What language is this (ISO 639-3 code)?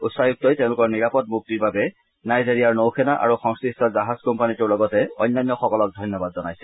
asm